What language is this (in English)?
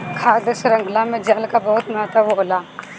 Bhojpuri